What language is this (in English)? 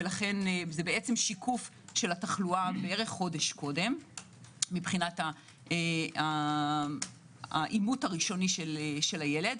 Hebrew